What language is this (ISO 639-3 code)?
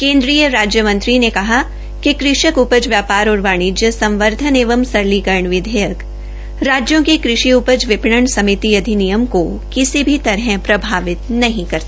hin